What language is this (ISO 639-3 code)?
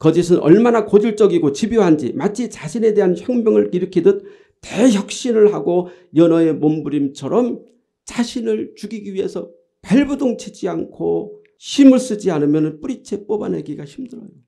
kor